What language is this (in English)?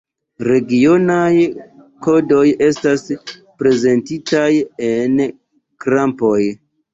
Esperanto